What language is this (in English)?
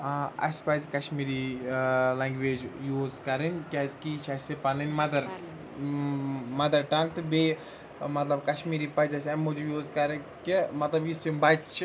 Kashmiri